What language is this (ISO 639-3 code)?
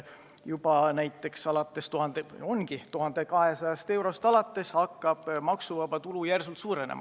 est